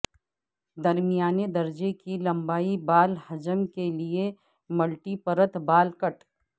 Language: Urdu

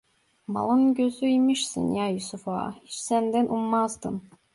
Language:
Turkish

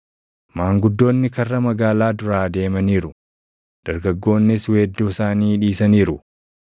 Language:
Oromo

